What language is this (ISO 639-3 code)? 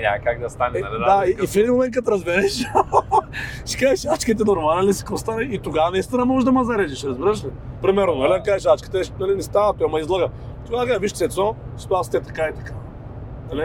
bul